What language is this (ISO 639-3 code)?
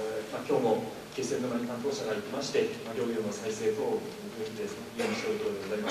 jpn